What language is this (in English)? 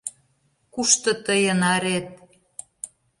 Mari